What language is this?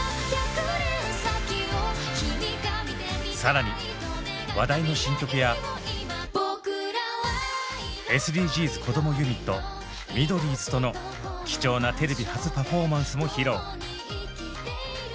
Japanese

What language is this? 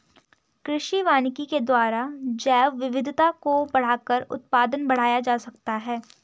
Hindi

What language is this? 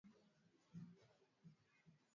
Swahili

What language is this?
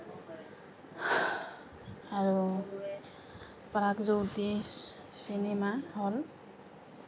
Assamese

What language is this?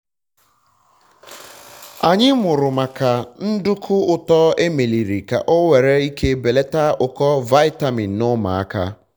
Igbo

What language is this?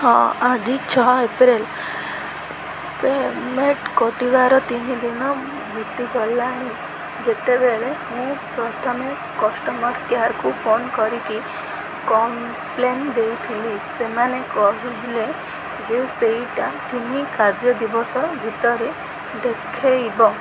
Odia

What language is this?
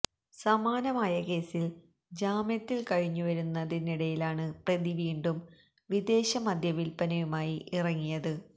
Malayalam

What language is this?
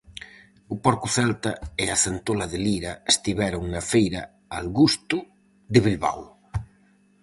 Galician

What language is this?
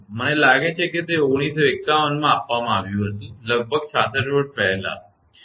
Gujarati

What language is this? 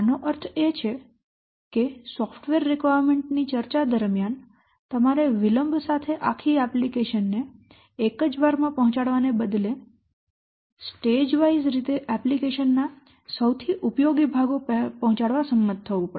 Gujarati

